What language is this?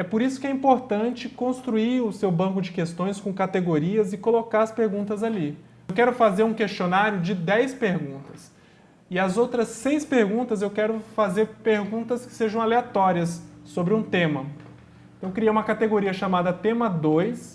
Portuguese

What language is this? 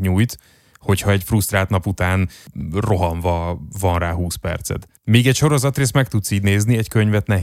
Hungarian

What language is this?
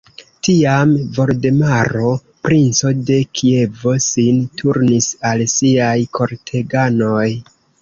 Esperanto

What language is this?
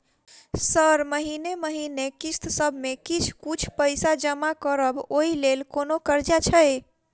Maithili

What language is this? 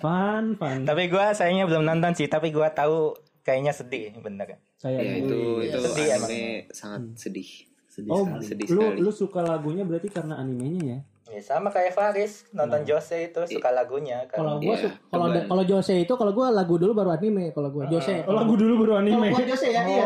Indonesian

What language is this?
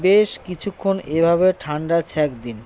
Bangla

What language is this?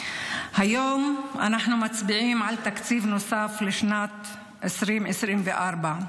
Hebrew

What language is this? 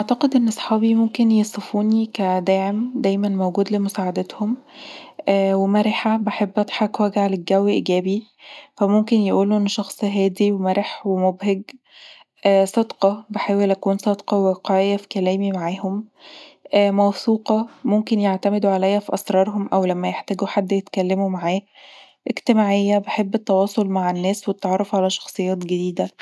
Egyptian Arabic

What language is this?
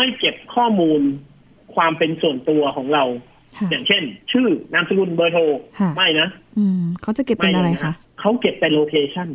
Thai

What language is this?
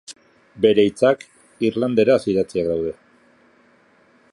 Basque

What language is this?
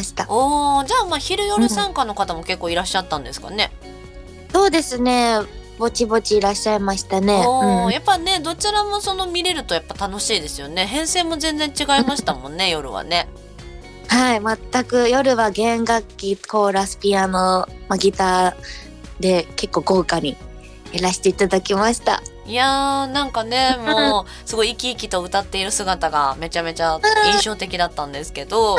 Japanese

